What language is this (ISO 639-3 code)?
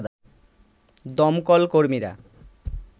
ben